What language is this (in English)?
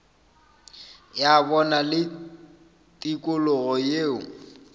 Northern Sotho